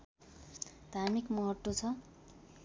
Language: Nepali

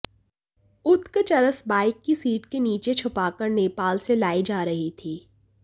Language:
Hindi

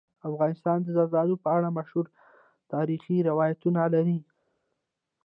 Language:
Pashto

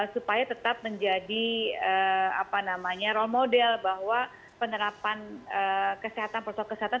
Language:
Indonesian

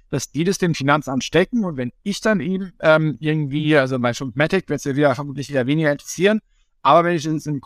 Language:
German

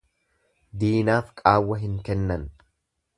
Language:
Oromo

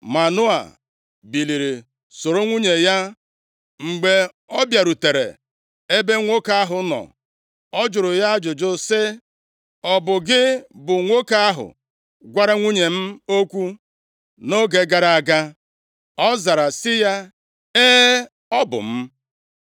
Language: Igbo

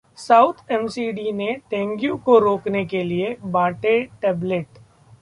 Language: Hindi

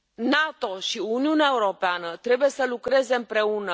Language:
Romanian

